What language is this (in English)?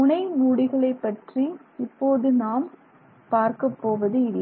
Tamil